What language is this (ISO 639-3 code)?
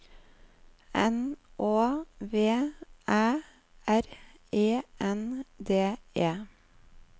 nor